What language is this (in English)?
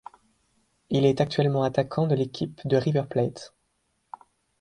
French